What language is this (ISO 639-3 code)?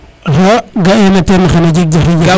srr